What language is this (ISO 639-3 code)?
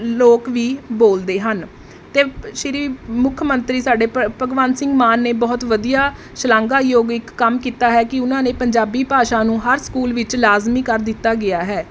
pan